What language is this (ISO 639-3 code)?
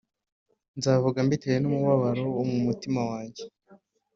kin